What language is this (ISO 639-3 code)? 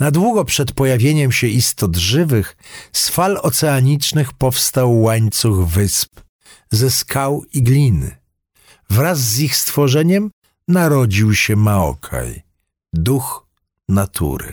pol